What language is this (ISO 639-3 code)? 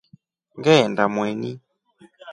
rof